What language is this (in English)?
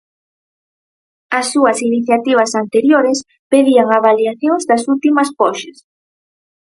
Galician